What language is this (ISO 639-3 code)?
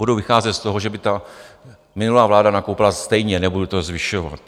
ces